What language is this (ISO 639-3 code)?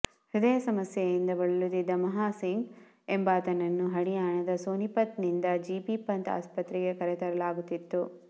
kan